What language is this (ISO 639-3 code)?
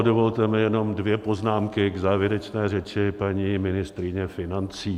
ces